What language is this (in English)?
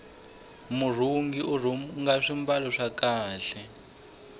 Tsonga